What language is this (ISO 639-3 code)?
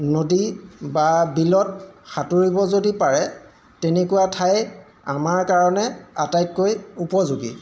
asm